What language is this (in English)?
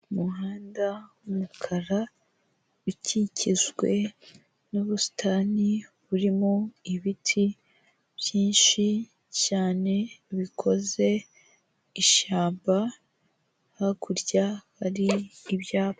Kinyarwanda